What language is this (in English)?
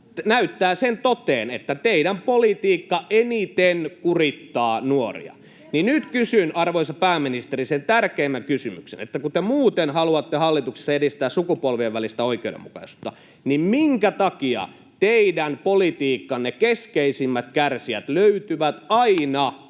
Finnish